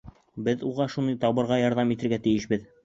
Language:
Bashkir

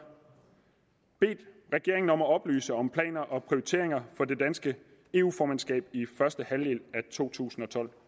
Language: Danish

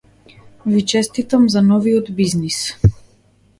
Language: Macedonian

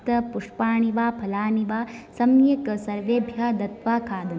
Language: Sanskrit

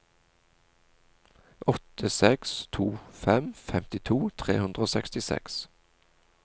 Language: Norwegian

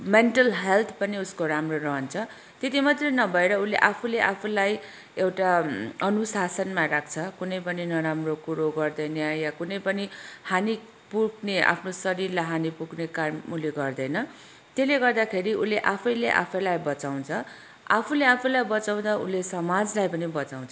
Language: Nepali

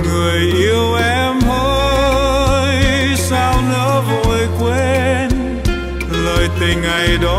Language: Vietnamese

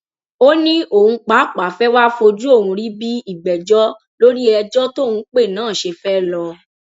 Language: Yoruba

